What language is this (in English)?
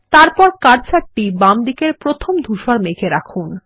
Bangla